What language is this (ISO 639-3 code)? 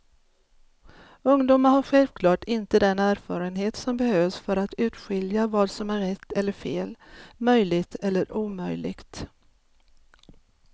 swe